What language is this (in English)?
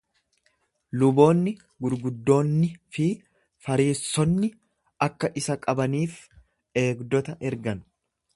Oromo